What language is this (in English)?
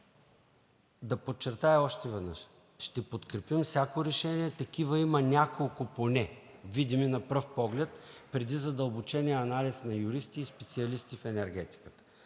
Bulgarian